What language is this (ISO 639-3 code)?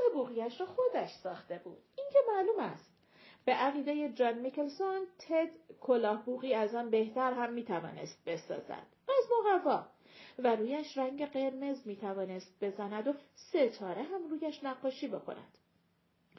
fas